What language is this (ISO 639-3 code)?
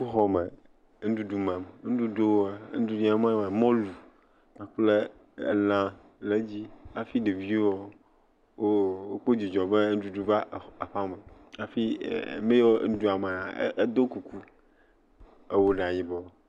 ewe